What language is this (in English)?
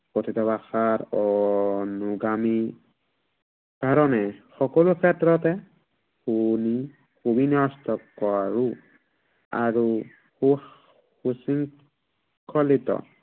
Assamese